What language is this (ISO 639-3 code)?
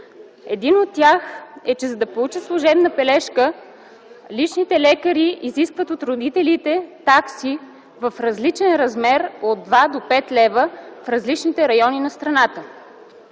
bul